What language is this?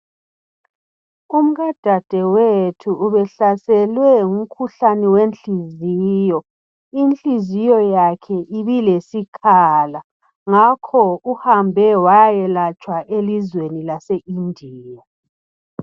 North Ndebele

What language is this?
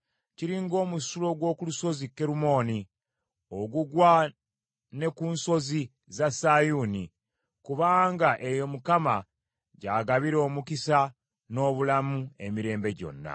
Ganda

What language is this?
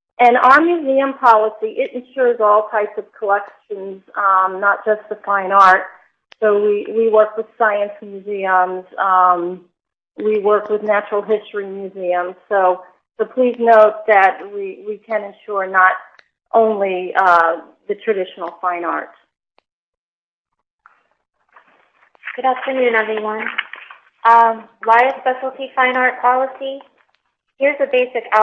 English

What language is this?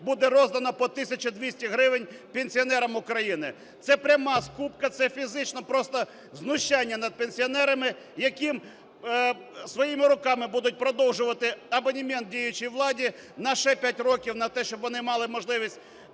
Ukrainian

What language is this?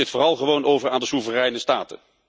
Dutch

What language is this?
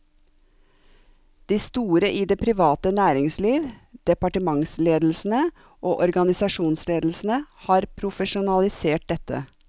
Norwegian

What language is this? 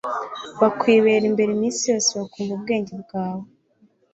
Kinyarwanda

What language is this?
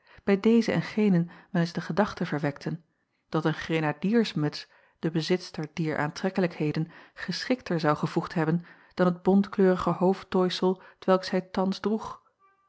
Dutch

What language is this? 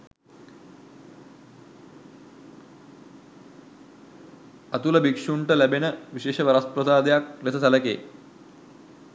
Sinhala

